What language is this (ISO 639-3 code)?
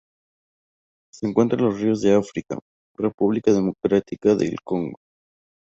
spa